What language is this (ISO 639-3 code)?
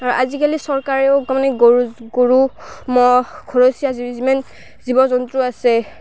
asm